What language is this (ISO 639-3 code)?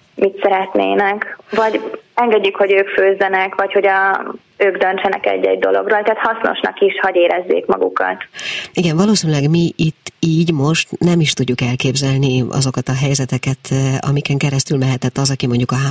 hun